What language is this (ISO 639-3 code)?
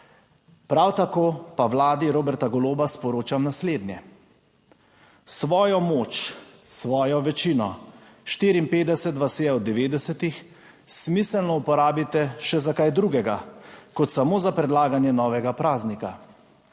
slv